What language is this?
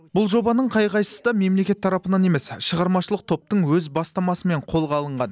Kazakh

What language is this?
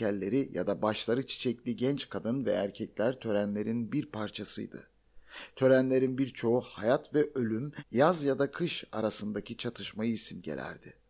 Turkish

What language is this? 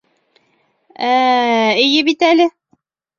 Bashkir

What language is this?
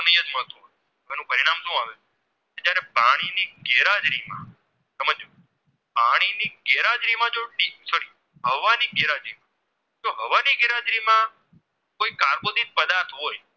Gujarati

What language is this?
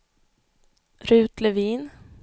Swedish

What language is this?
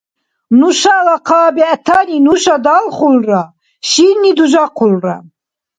Dargwa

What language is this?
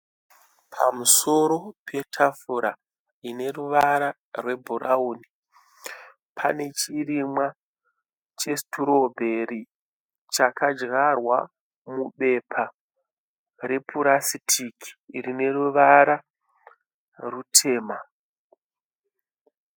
Shona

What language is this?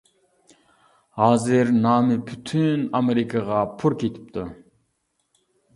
Uyghur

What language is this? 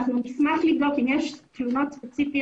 Hebrew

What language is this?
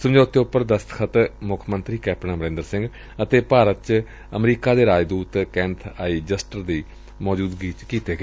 Punjabi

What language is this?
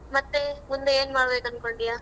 Kannada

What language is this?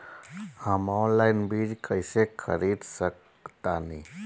Bhojpuri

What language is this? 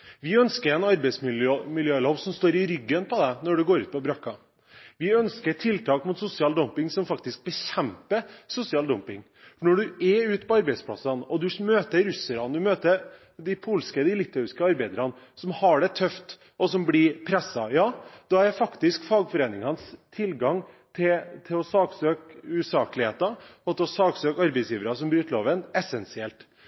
Norwegian Bokmål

